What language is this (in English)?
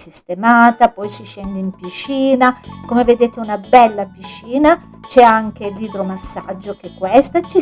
Italian